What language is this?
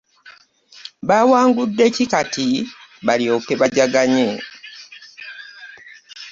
Ganda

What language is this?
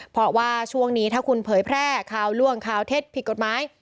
Thai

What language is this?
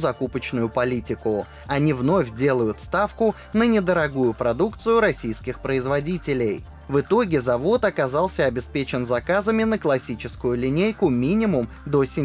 Russian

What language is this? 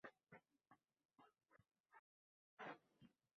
Uzbek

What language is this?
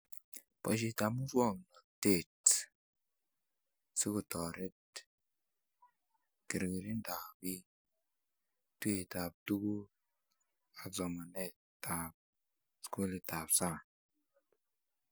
Kalenjin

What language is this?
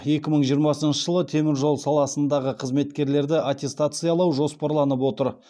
Kazakh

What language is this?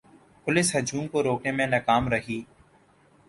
Urdu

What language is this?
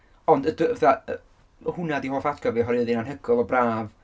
Welsh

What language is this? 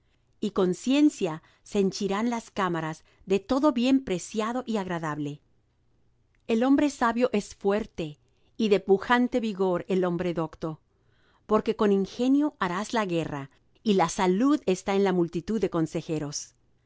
Spanish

